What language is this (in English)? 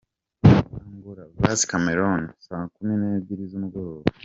Kinyarwanda